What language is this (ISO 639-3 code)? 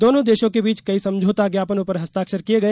hin